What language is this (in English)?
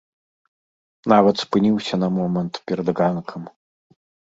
Belarusian